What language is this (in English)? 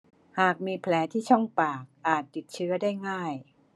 Thai